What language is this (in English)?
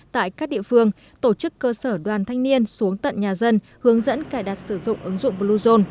Vietnamese